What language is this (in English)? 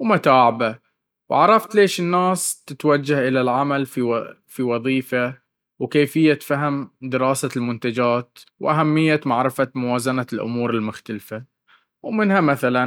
Baharna Arabic